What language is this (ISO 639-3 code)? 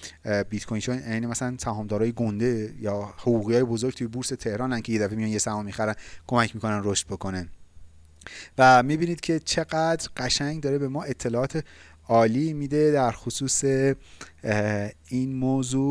fas